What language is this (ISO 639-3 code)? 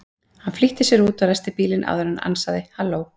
isl